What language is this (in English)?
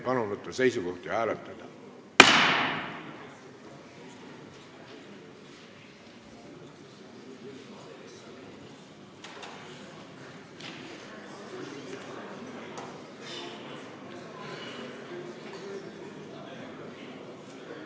Estonian